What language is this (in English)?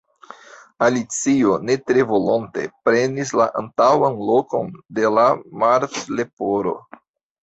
Esperanto